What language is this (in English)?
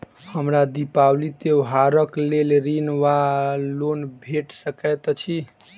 Maithili